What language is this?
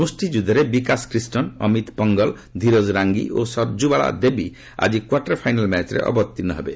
Odia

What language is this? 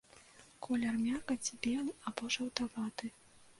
Belarusian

